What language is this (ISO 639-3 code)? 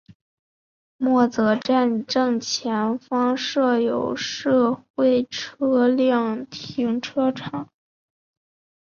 zho